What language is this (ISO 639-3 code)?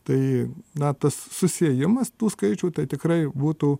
lit